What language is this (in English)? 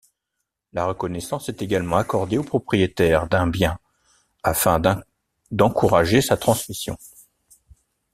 French